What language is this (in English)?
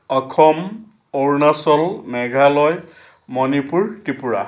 Assamese